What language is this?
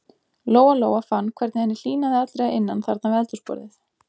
Icelandic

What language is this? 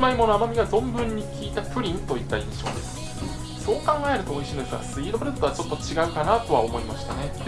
Japanese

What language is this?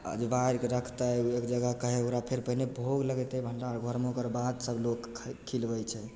Maithili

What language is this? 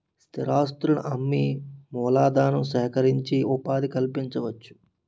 Telugu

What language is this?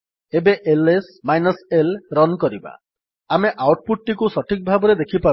Odia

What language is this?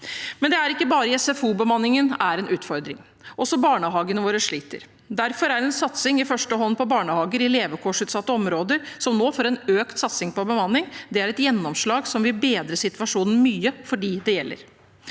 Norwegian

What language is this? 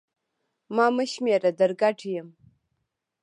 Pashto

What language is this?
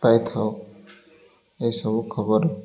Odia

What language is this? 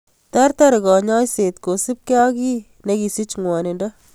Kalenjin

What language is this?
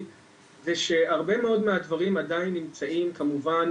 Hebrew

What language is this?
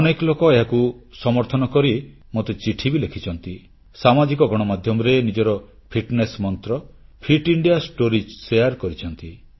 Odia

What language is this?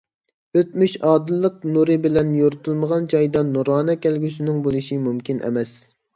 Uyghur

